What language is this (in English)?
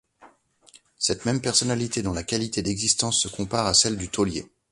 French